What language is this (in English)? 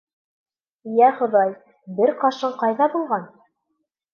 Bashkir